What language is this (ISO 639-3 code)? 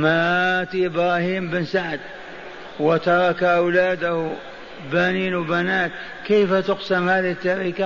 ara